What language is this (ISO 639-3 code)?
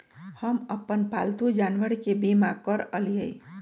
mag